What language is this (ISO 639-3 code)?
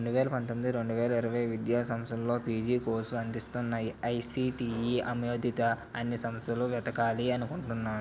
tel